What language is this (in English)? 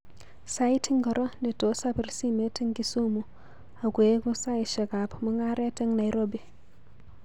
Kalenjin